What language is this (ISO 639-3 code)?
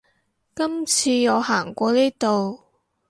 yue